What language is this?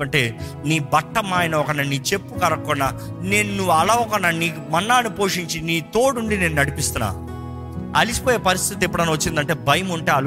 Telugu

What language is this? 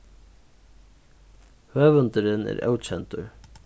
Faroese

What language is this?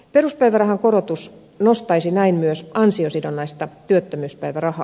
Finnish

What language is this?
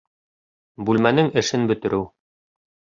Bashkir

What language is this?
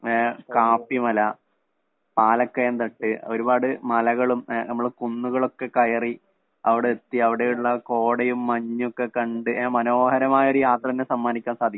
Malayalam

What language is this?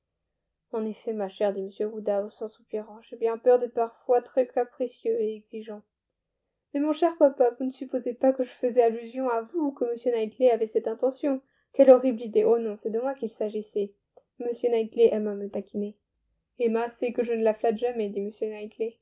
French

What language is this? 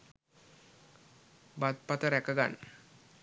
Sinhala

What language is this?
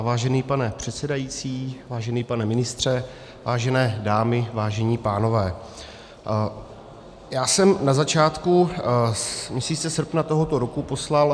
Czech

